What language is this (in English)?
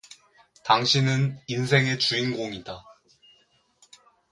Korean